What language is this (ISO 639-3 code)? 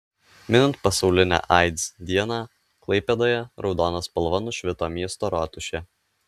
lit